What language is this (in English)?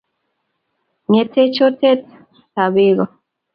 Kalenjin